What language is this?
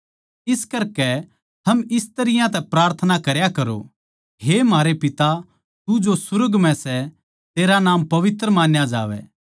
Haryanvi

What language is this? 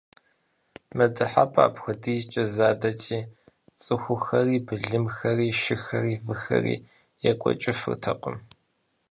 Kabardian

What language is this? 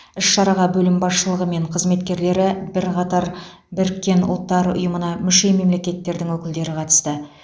Kazakh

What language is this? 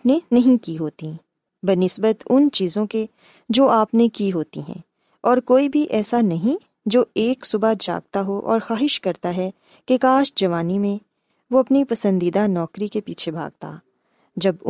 Urdu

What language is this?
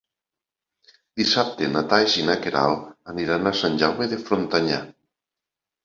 Catalan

